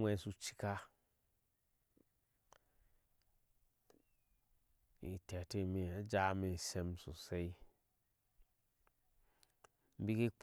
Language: Ashe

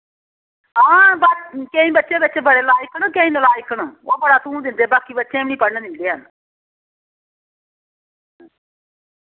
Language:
Dogri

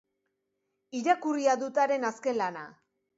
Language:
Basque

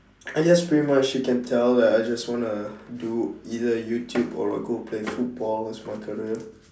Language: English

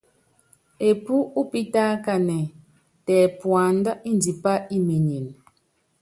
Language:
Yangben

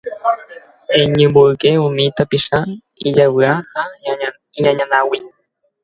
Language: Guarani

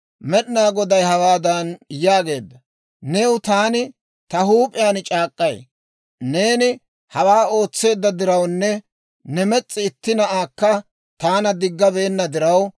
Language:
Dawro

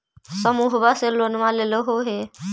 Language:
Magahi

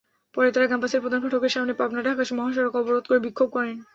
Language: Bangla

